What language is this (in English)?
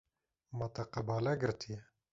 Kurdish